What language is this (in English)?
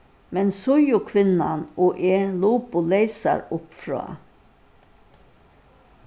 Faroese